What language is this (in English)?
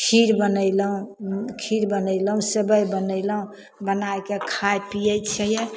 Maithili